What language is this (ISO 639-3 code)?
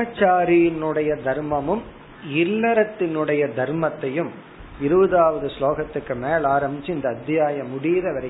tam